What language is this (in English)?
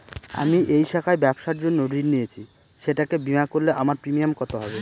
Bangla